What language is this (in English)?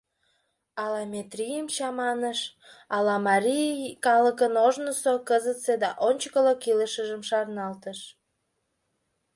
Mari